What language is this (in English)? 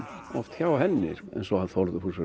Icelandic